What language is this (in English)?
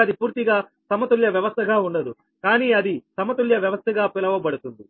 Telugu